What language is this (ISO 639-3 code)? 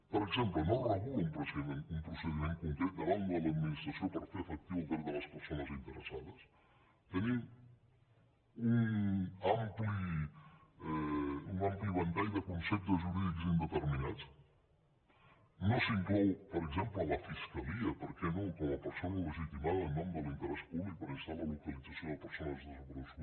cat